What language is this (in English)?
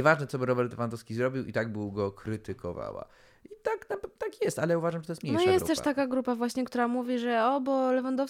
Polish